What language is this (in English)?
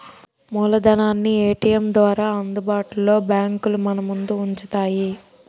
Telugu